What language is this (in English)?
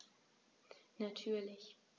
German